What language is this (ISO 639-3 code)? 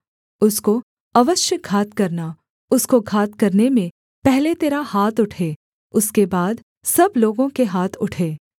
hin